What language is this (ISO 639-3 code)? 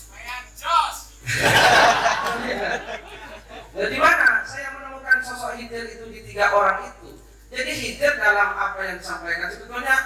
ind